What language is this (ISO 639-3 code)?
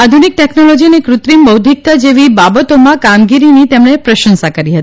guj